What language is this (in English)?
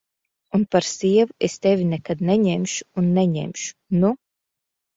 Latvian